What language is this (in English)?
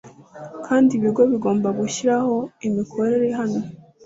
Kinyarwanda